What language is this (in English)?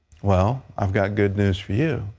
English